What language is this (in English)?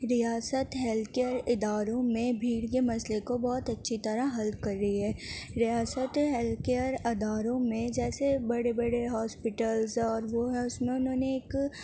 Urdu